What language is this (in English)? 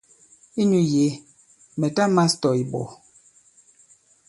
Bankon